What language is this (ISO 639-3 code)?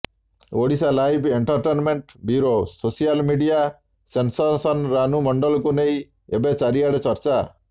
ori